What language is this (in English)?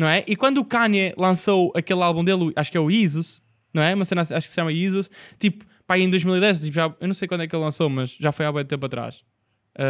Portuguese